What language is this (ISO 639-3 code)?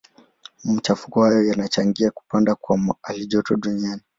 swa